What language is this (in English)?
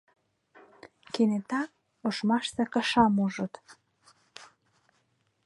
Mari